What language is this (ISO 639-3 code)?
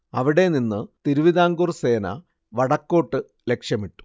mal